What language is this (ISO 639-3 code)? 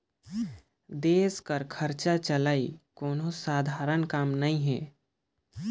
hne